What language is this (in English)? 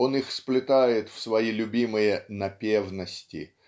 Russian